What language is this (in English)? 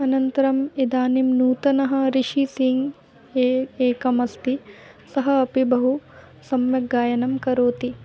Sanskrit